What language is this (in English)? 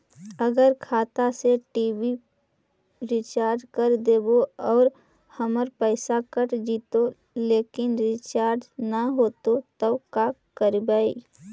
Magahi